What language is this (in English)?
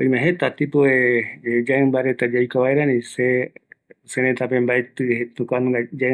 Eastern Bolivian Guaraní